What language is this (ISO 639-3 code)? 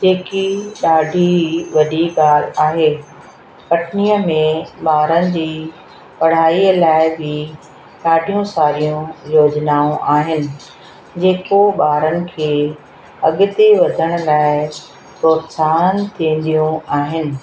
snd